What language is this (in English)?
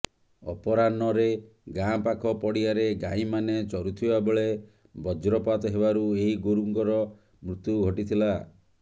Odia